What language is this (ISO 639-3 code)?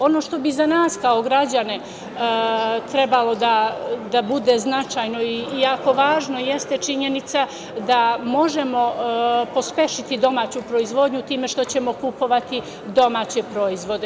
srp